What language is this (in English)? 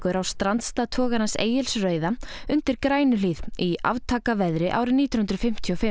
Icelandic